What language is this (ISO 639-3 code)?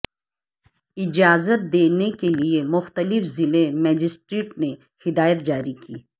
urd